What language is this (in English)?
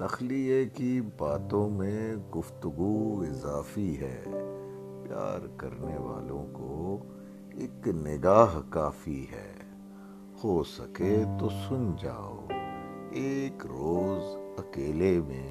Urdu